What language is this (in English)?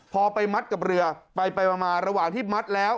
Thai